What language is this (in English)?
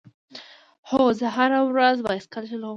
Pashto